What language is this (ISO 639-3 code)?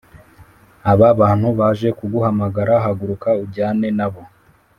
kin